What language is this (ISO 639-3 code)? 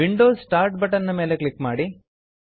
kan